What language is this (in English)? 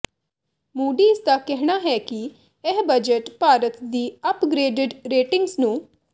Punjabi